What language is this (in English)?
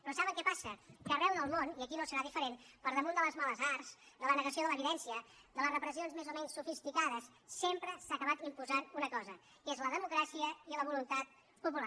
Catalan